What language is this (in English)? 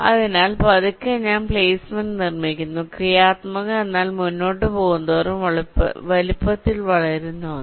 Malayalam